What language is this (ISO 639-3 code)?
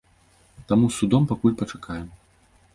bel